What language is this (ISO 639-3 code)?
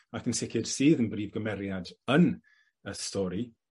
cym